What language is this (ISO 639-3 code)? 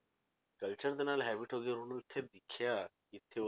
pan